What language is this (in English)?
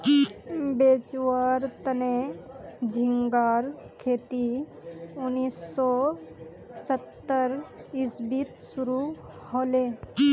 Magahi